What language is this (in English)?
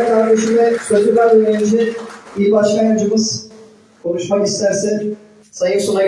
Turkish